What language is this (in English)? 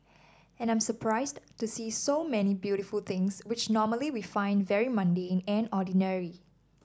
English